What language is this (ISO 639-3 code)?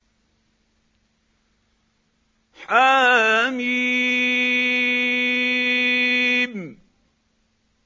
ara